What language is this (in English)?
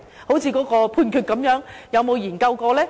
Cantonese